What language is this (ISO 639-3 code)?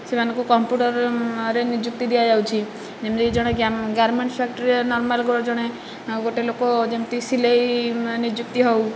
ori